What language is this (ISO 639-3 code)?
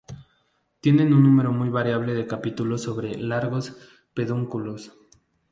spa